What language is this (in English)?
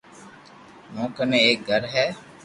Loarki